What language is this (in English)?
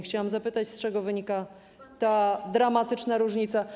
Polish